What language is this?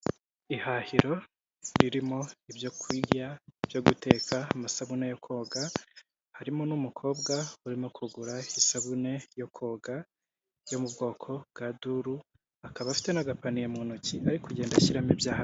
Kinyarwanda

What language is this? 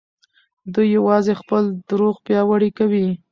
Pashto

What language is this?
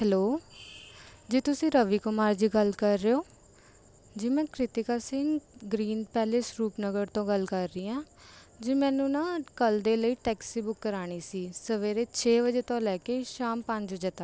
Punjabi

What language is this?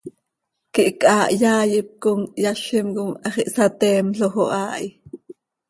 Seri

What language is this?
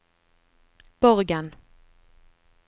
Norwegian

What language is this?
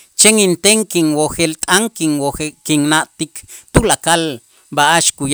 Itzá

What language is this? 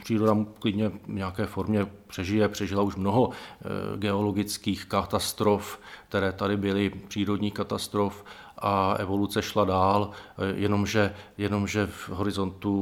Czech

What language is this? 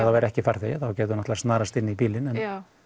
Icelandic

